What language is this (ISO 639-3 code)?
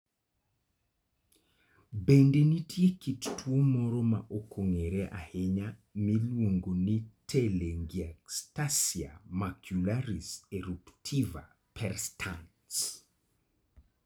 luo